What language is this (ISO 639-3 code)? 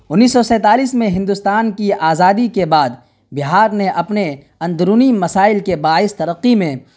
urd